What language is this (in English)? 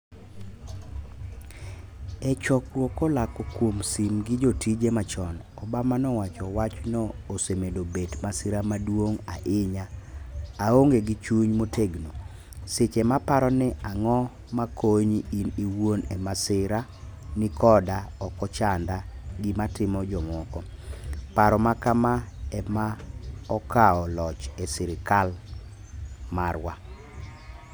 Luo (Kenya and Tanzania)